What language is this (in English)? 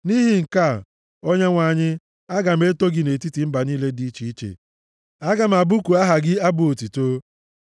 Igbo